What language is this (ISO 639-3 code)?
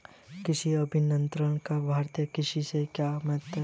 hin